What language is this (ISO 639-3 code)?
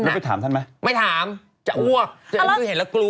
tha